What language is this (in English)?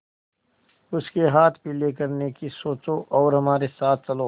Hindi